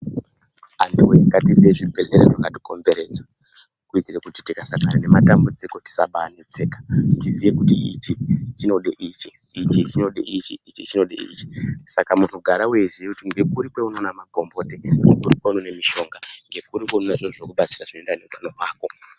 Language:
Ndau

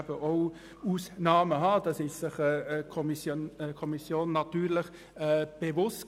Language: Swiss German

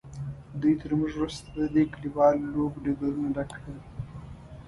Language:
Pashto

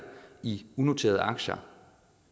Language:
Danish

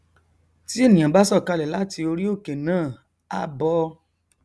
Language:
Yoruba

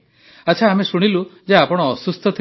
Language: Odia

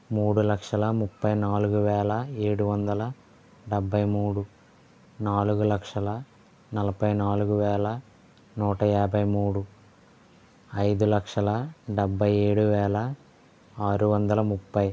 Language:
Telugu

